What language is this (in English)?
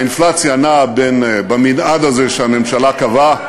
Hebrew